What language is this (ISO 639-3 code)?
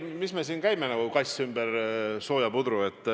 est